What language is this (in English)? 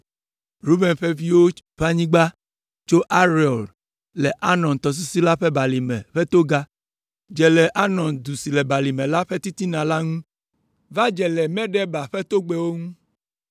Ewe